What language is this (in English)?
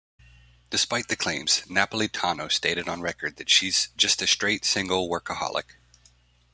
English